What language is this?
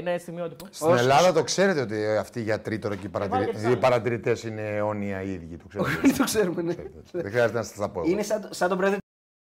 Greek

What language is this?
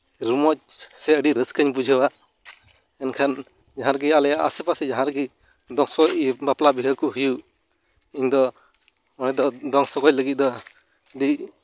Santali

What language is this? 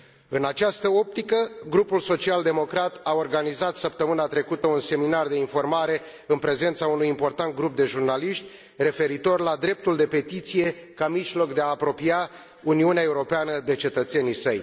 Romanian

